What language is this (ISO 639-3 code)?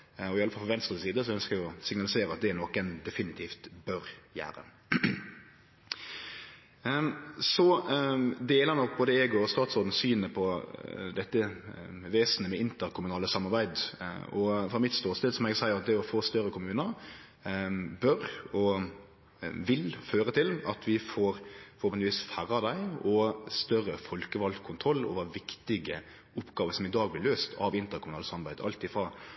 nno